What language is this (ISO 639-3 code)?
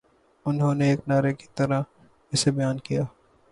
urd